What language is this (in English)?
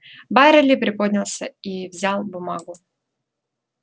Russian